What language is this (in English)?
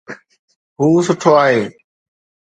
Sindhi